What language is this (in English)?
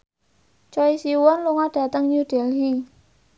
Javanese